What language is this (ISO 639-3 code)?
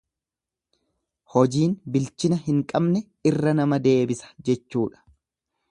orm